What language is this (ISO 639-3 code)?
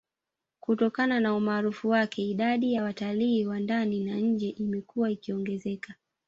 swa